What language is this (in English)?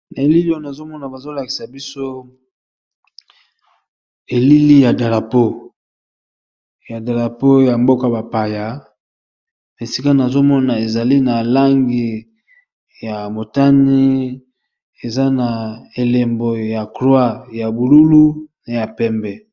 Lingala